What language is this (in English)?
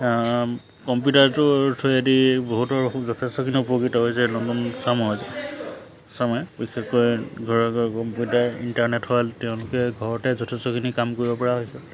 Assamese